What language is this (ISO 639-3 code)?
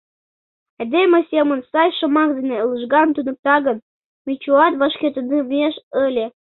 chm